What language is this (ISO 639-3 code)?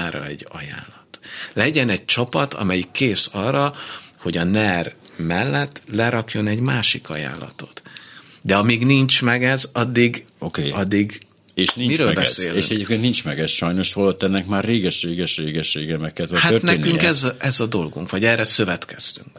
hun